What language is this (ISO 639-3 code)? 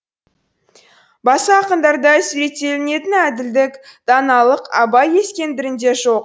kaz